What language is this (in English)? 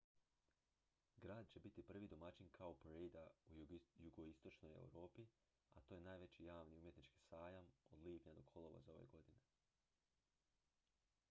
Croatian